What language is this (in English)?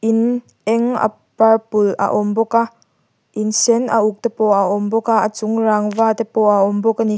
Mizo